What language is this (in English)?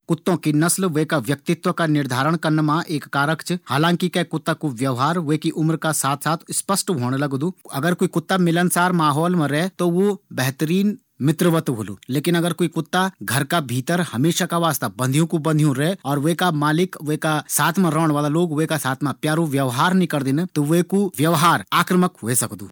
Garhwali